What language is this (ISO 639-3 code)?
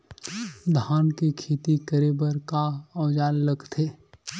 hne